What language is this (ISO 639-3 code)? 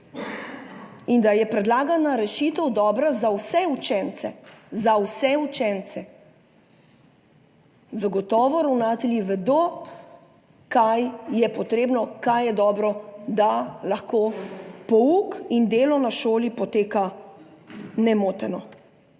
slv